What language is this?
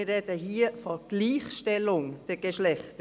Swiss German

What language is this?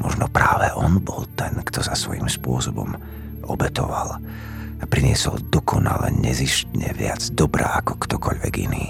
Slovak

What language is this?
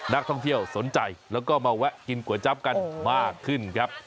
Thai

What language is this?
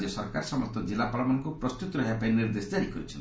Odia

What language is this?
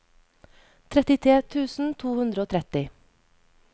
Norwegian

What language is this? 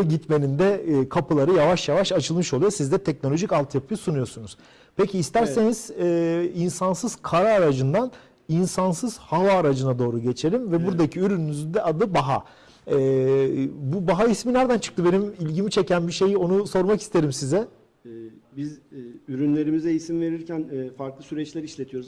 Turkish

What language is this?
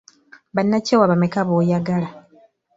Ganda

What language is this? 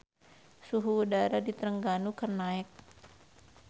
Sundanese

